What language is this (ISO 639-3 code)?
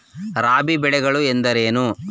kan